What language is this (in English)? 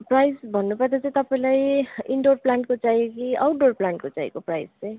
Nepali